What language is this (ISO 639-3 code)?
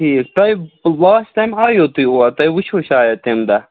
kas